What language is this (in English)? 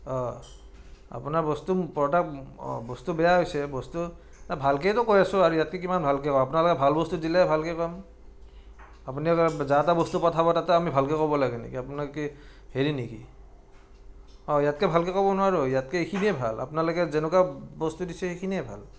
Assamese